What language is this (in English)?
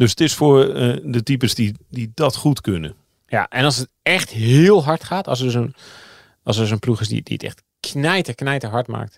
Dutch